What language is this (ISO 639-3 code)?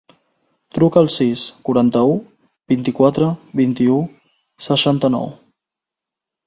cat